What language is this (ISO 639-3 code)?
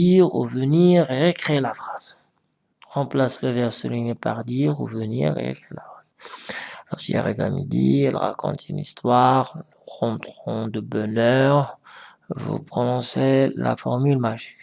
fra